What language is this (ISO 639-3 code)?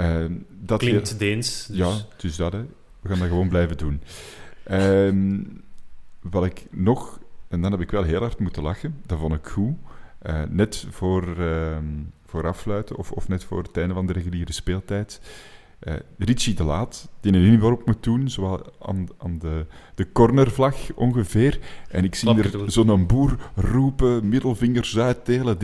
nld